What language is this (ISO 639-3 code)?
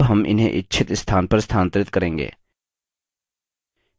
hin